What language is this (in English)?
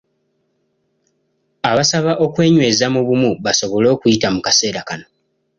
Ganda